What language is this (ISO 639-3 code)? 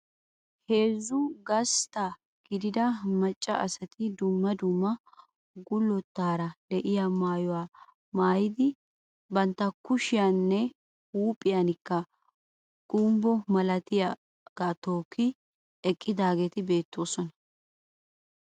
wal